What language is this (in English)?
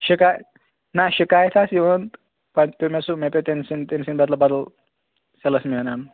Kashmiri